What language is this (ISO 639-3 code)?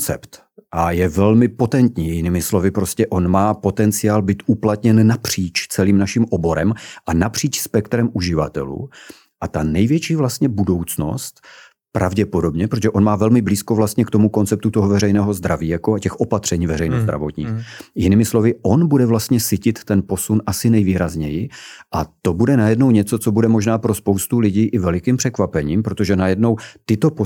ces